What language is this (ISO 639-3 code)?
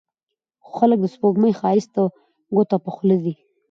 pus